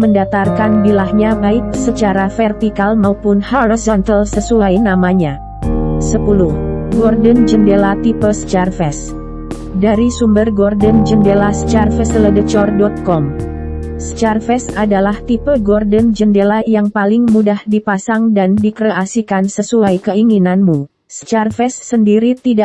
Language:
Indonesian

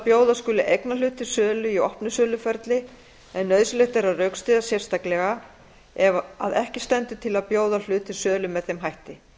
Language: Icelandic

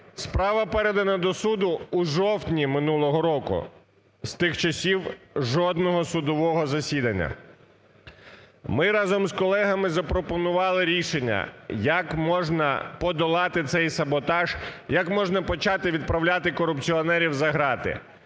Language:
Ukrainian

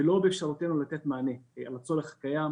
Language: Hebrew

